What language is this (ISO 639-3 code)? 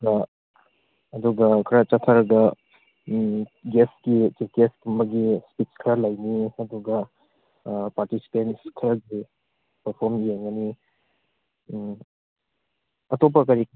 mni